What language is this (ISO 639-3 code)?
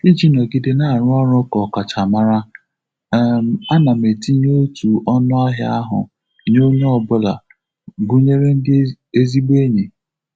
ibo